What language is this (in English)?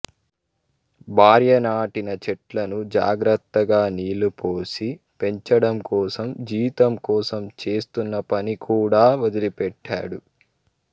Telugu